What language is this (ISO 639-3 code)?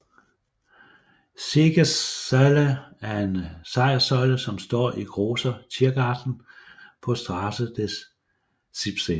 dan